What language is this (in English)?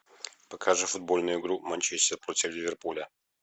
Russian